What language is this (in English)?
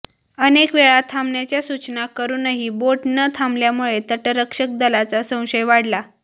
Marathi